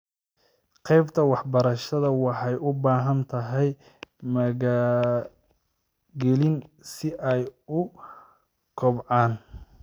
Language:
Somali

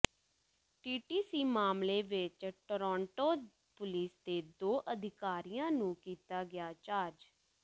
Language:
Punjabi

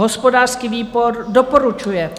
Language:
Czech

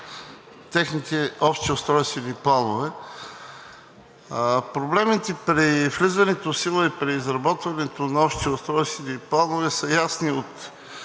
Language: Bulgarian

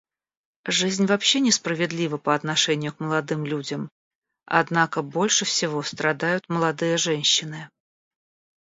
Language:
Russian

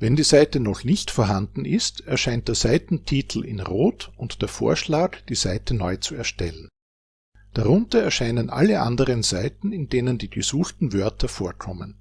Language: German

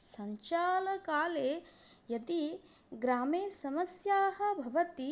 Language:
Sanskrit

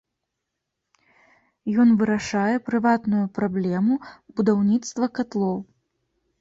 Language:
Belarusian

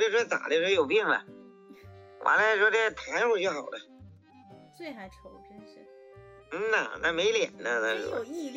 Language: Chinese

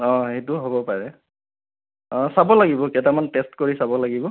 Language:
Assamese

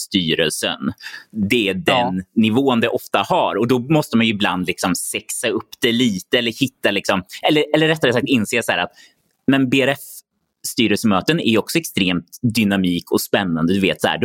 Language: Swedish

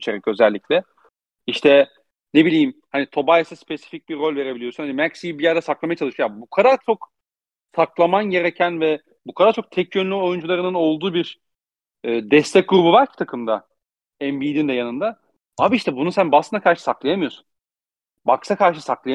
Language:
Turkish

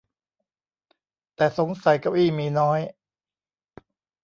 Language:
Thai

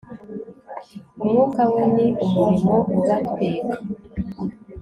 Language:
Kinyarwanda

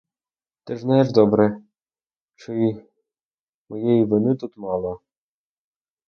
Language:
Ukrainian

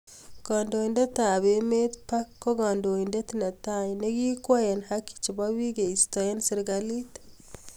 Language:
Kalenjin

